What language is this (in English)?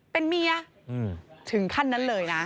Thai